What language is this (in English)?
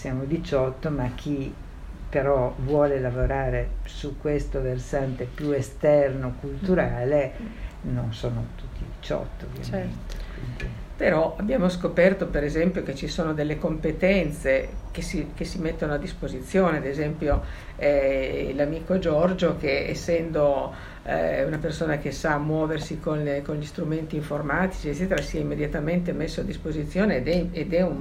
Italian